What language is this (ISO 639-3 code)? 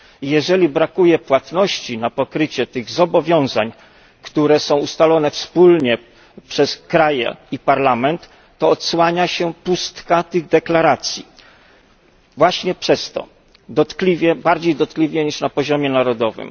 pol